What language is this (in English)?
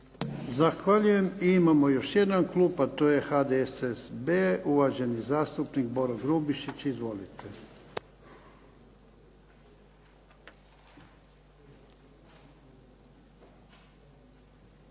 Croatian